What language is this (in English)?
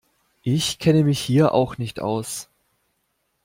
German